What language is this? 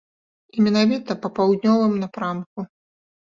Belarusian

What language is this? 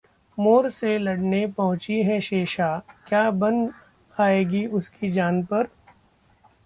Hindi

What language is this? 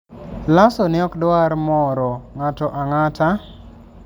Luo (Kenya and Tanzania)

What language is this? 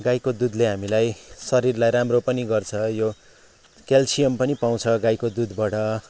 Nepali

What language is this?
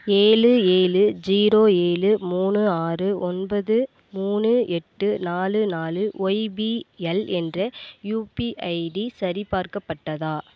Tamil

